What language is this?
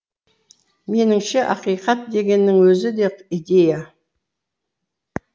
Kazakh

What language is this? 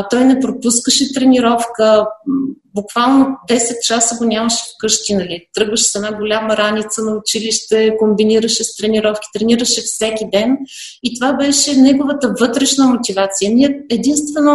Bulgarian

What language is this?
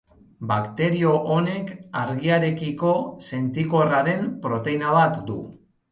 Basque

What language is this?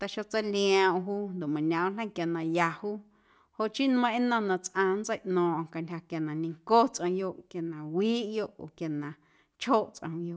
Guerrero Amuzgo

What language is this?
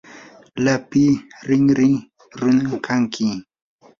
Yanahuanca Pasco Quechua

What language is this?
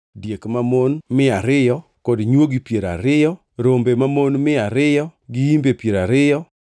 Luo (Kenya and Tanzania)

